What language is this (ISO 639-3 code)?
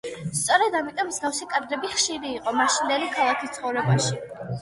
kat